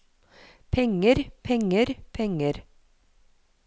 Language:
Norwegian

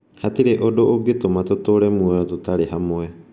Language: Kikuyu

